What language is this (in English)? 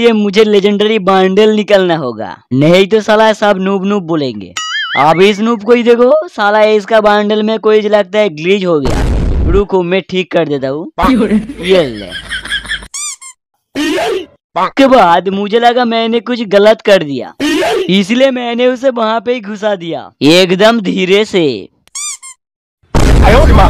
Hindi